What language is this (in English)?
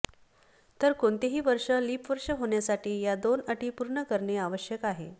Marathi